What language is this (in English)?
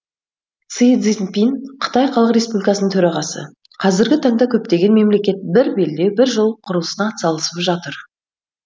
Kazakh